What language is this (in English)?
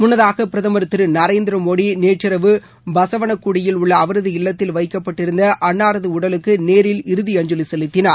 Tamil